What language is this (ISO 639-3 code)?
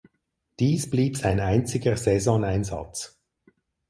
deu